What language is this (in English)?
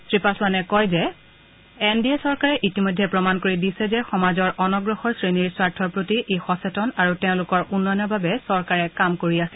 Assamese